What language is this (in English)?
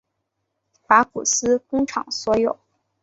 Chinese